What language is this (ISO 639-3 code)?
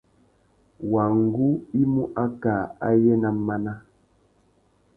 bag